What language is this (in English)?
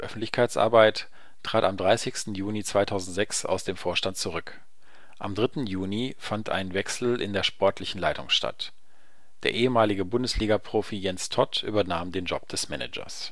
German